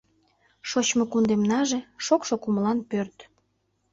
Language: Mari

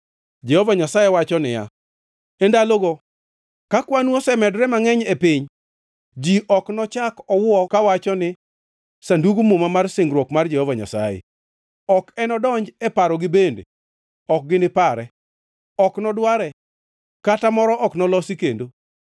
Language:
Luo (Kenya and Tanzania)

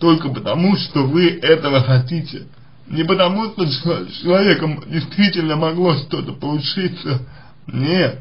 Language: Russian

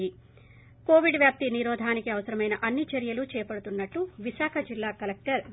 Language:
Telugu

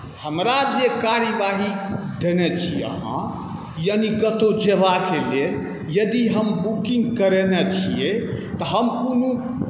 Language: Maithili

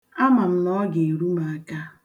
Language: Igbo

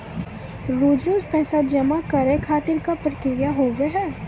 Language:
Maithili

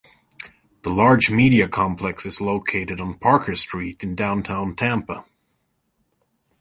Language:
English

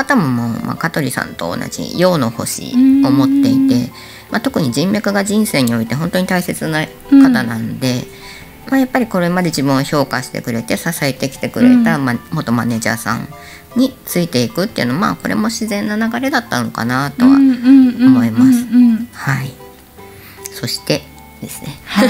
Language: Japanese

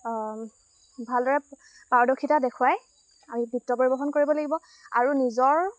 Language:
Assamese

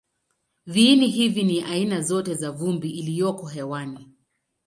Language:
Swahili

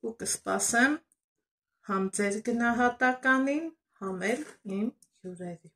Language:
Turkish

